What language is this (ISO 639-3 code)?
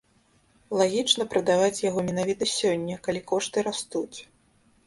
bel